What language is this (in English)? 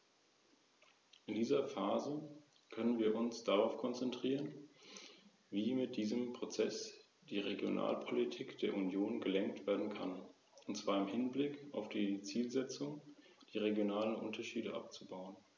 German